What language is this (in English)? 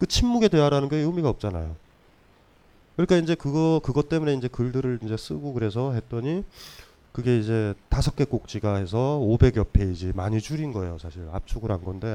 Korean